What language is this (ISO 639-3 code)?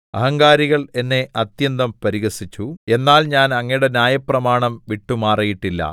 mal